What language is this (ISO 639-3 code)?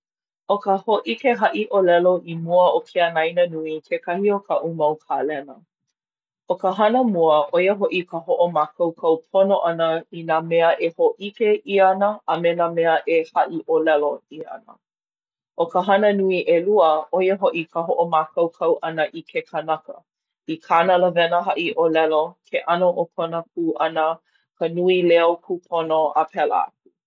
haw